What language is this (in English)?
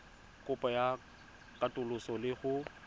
Tswana